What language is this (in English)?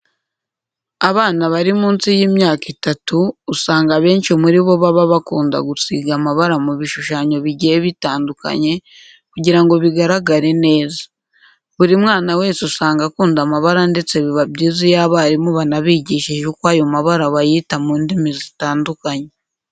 Kinyarwanda